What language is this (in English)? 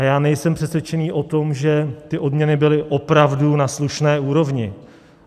Czech